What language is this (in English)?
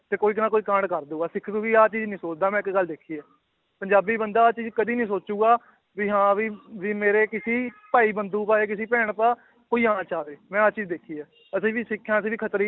Punjabi